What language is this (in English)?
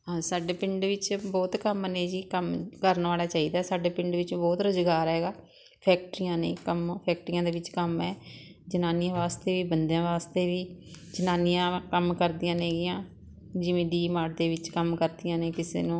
Punjabi